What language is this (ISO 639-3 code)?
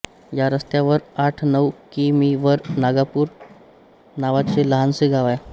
mar